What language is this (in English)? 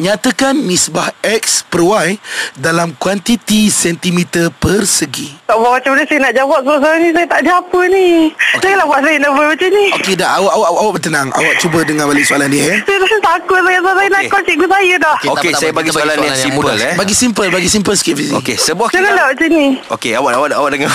Malay